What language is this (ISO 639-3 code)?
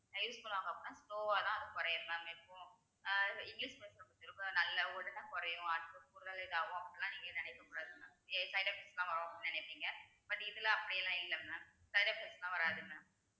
tam